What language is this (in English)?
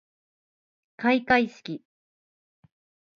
Japanese